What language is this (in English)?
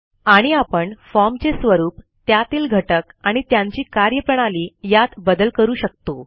Marathi